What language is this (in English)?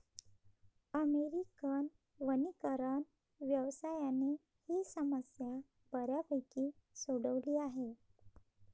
Marathi